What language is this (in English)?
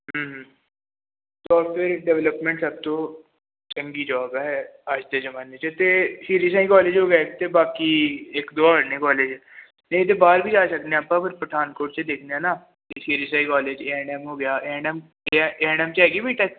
Punjabi